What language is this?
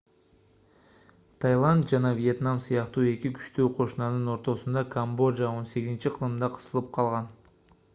Kyrgyz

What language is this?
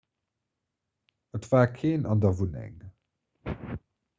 Luxembourgish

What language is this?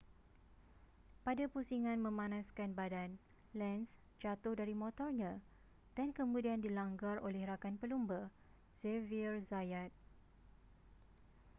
Malay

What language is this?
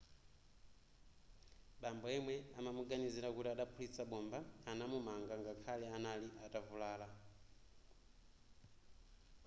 Nyanja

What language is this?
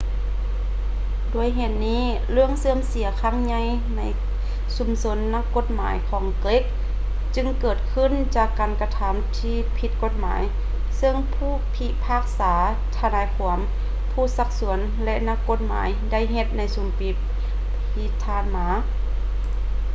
Lao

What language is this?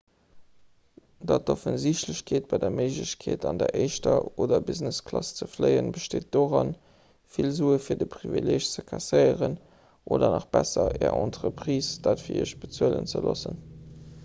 Luxembourgish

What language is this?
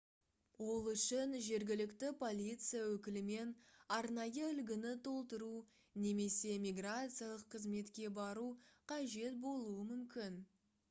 Kazakh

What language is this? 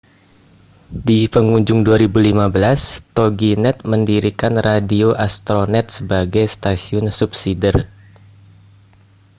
Indonesian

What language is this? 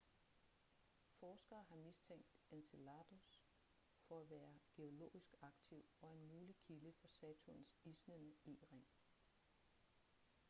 Danish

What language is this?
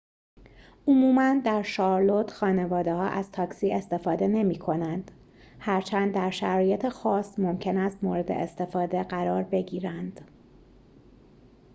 Persian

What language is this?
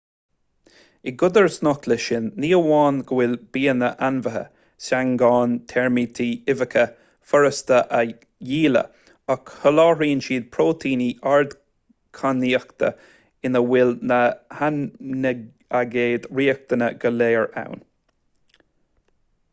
Irish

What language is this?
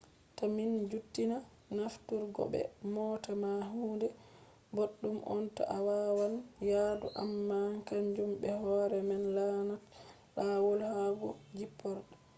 Fula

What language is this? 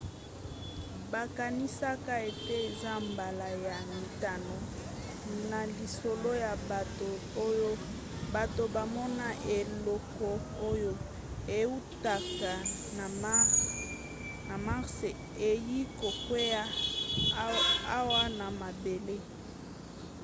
Lingala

